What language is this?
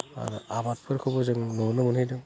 Bodo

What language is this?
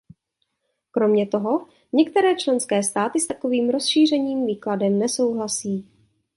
Czech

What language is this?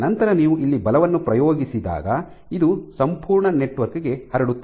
Kannada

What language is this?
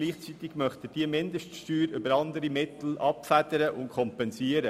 Swiss German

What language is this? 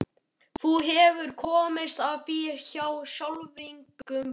Icelandic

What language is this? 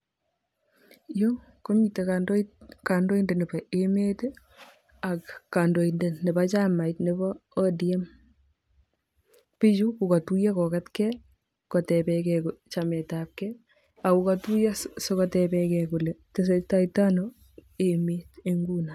Kalenjin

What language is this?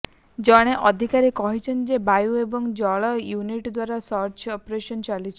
Odia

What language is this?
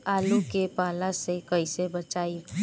Bhojpuri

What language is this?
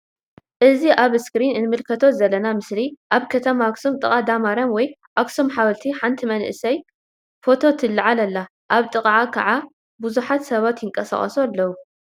Tigrinya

